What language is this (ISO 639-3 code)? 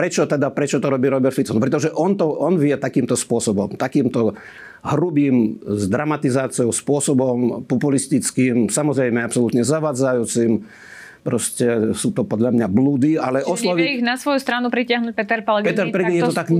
slk